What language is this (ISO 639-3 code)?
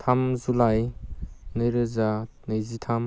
brx